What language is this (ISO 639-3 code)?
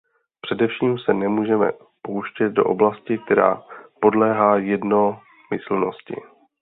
ces